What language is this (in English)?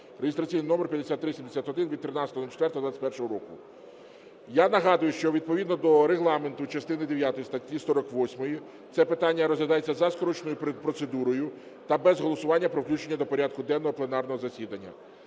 Ukrainian